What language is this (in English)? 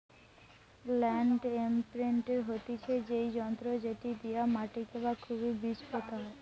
Bangla